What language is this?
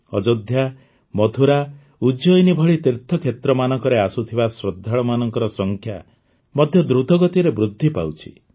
Odia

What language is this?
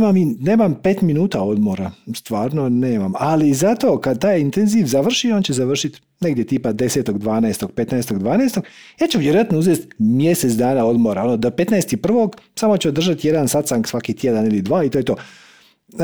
Croatian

